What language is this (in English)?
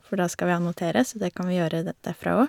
Norwegian